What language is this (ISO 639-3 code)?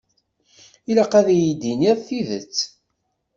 kab